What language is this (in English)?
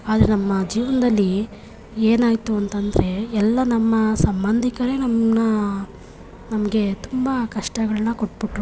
Kannada